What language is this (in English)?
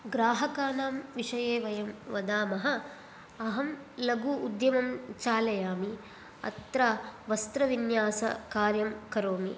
Sanskrit